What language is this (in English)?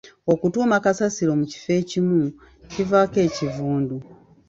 Ganda